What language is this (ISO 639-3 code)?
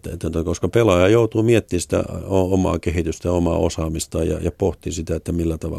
fin